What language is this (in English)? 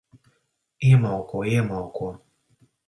Latvian